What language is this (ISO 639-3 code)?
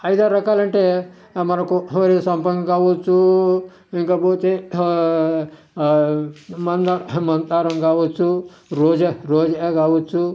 tel